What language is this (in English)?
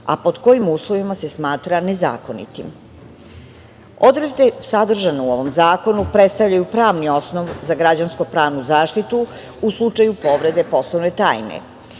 Serbian